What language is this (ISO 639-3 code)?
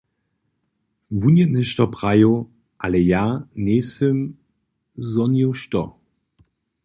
hsb